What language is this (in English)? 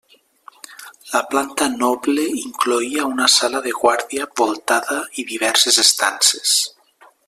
Catalan